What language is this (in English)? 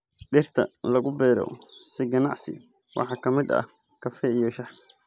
Somali